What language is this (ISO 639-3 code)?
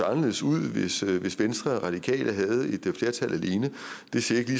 dan